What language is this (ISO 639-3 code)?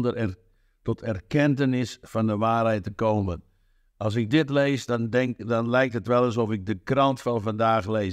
nld